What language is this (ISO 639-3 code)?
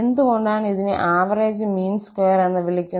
mal